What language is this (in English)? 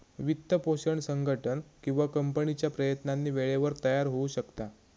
Marathi